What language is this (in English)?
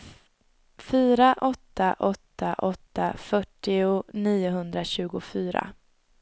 Swedish